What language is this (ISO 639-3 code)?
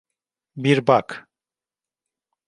tur